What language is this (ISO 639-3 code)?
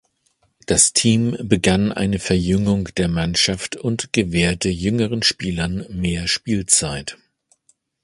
deu